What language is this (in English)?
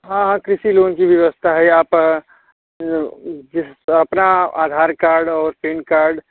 Hindi